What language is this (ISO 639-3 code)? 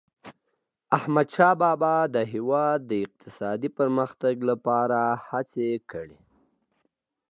pus